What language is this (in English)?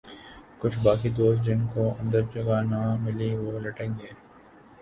Urdu